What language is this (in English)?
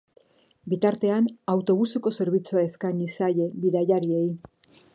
Basque